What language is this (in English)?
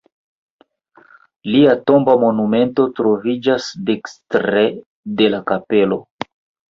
Esperanto